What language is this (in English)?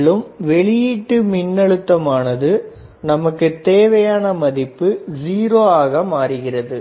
Tamil